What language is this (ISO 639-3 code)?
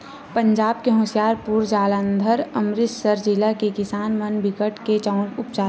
hne